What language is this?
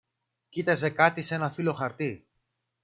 Greek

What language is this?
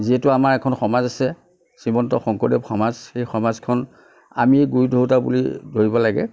Assamese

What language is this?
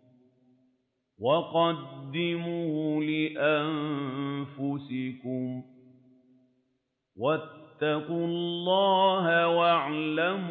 Arabic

